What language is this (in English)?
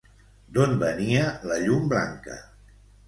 Catalan